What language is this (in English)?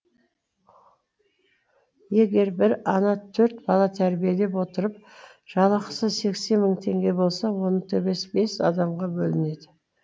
Kazakh